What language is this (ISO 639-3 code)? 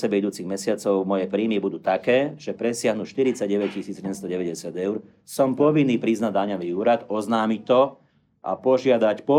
slk